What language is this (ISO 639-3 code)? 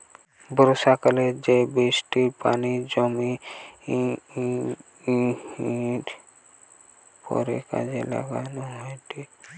ben